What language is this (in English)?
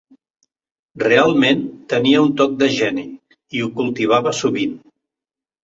Catalan